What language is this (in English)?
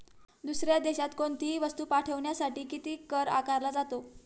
Marathi